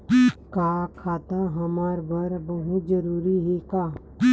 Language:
Chhattisgarhi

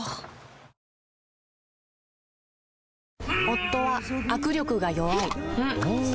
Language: Japanese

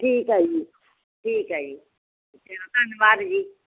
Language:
Punjabi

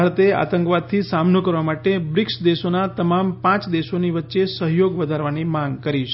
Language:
Gujarati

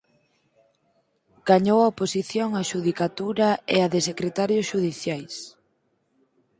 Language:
Galician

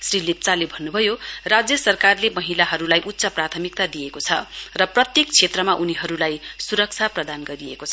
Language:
Nepali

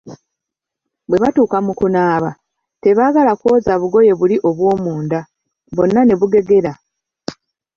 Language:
Ganda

